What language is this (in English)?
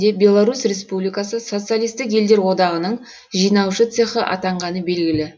Kazakh